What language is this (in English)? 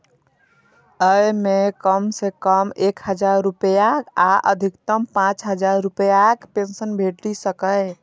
Maithili